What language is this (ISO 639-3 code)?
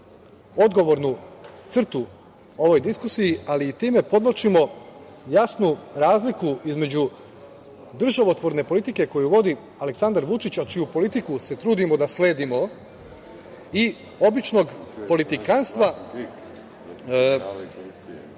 srp